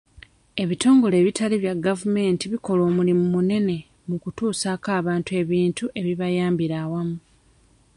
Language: Ganda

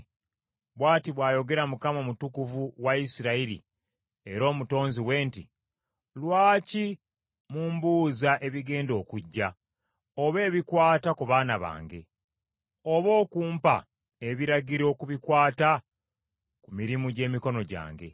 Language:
Ganda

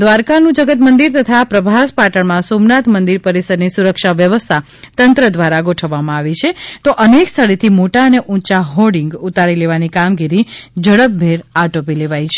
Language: Gujarati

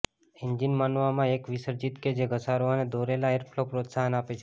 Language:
Gujarati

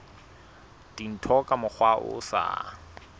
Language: Southern Sotho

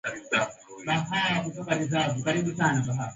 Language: Swahili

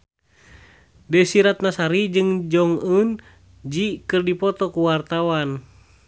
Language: Sundanese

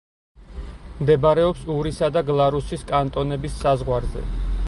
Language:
Georgian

